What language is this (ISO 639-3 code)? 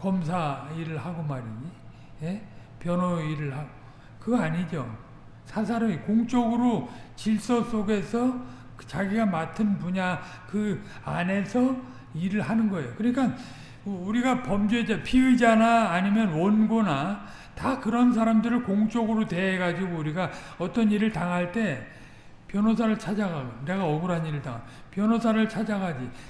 kor